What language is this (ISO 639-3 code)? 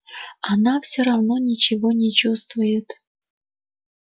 rus